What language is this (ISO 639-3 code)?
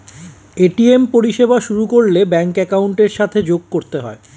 ben